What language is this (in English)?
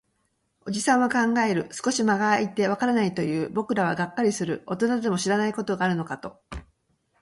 Japanese